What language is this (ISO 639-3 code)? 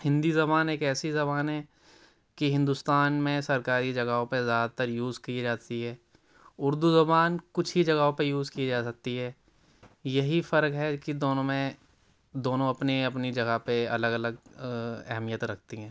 urd